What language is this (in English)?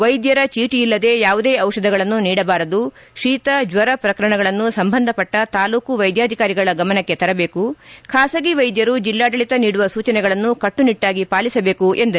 Kannada